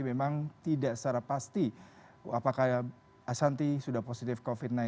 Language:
Indonesian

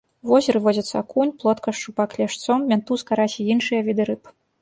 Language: Belarusian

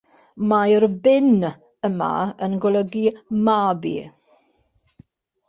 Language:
Welsh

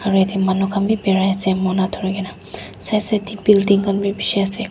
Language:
Naga Pidgin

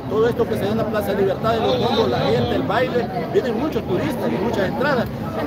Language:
Spanish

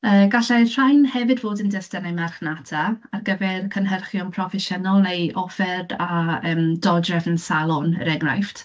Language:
Welsh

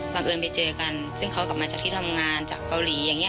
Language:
Thai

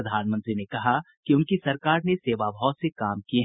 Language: Hindi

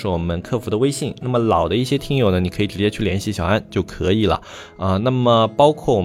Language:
Chinese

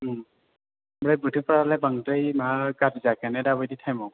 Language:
Bodo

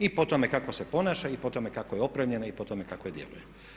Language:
Croatian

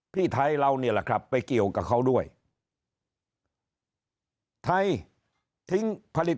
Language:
Thai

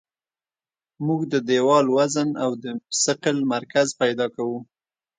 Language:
Pashto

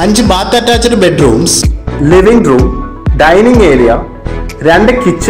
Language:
Malayalam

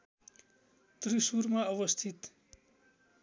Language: Nepali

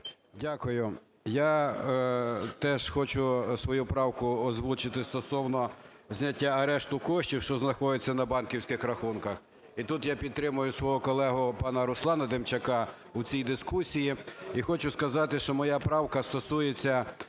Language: Ukrainian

